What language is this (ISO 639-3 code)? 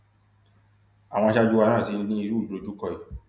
yor